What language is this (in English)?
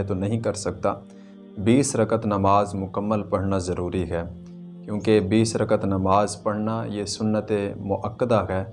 Urdu